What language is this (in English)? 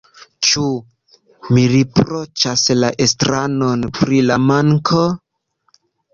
Esperanto